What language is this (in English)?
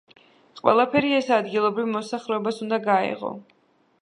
Georgian